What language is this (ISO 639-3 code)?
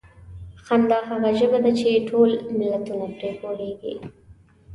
pus